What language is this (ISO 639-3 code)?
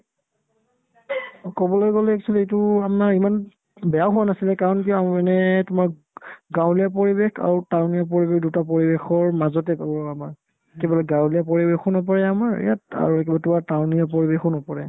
asm